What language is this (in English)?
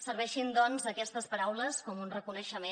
Catalan